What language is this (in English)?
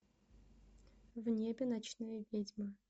Russian